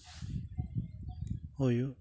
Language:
Santali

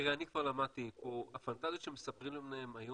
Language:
Hebrew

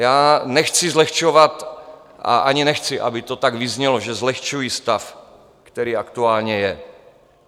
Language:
Czech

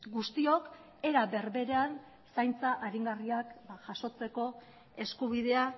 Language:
Basque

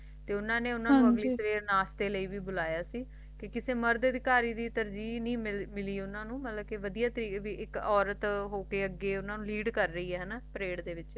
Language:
Punjabi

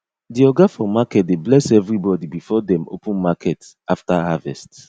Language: Nigerian Pidgin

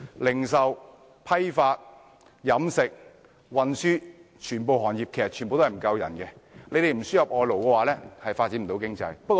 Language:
Cantonese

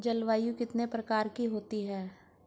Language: Hindi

